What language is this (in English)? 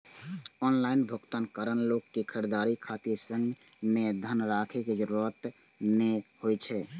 Maithili